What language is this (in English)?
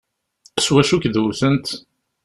Kabyle